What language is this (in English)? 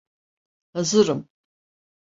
Turkish